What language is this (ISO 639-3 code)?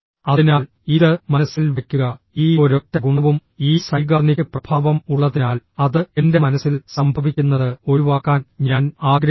mal